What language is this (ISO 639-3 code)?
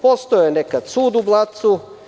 srp